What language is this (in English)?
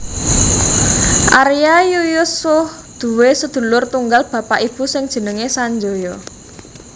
Javanese